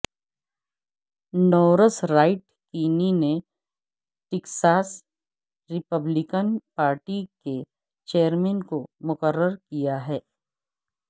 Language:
Urdu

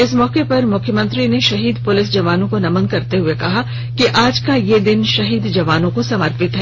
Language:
Hindi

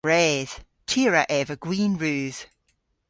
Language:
Cornish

